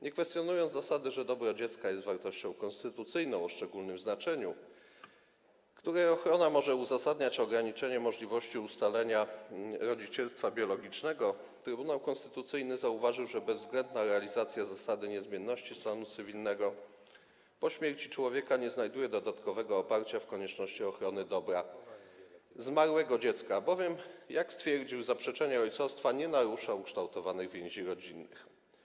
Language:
Polish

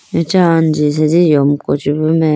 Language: Idu-Mishmi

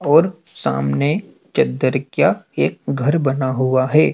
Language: Hindi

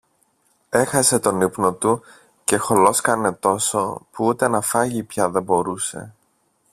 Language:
Greek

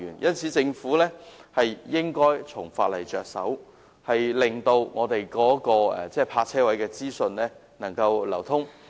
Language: Cantonese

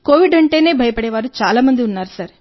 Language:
Telugu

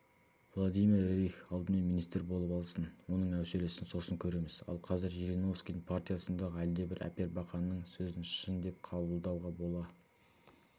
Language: Kazakh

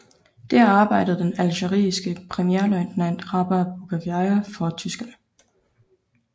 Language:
Danish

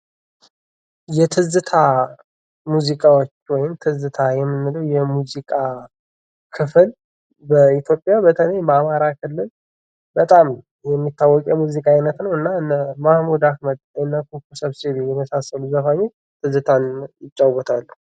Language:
Amharic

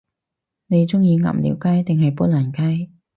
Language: Cantonese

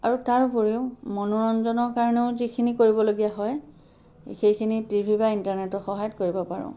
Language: Assamese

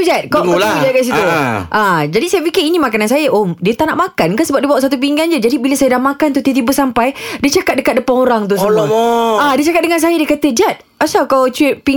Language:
Malay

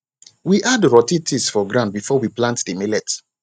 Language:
Nigerian Pidgin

